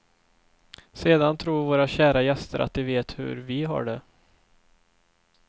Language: Swedish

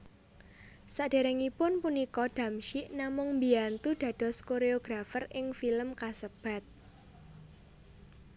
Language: Javanese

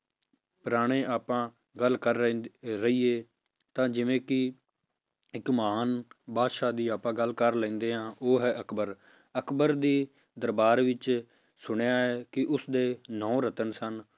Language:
Punjabi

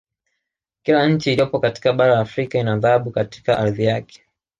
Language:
Swahili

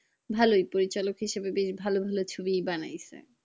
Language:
Bangla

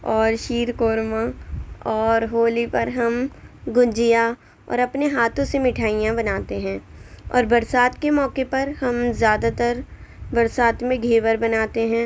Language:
Urdu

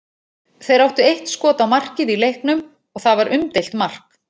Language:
Icelandic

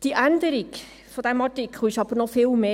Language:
Swiss German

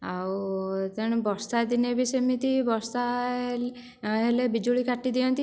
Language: Odia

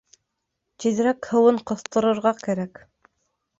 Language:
Bashkir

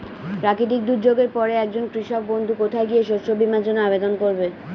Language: Bangla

